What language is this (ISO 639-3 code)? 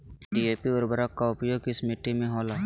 mag